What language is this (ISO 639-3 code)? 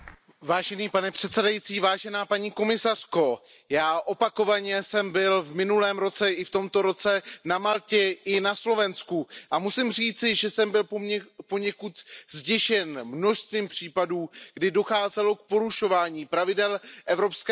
ces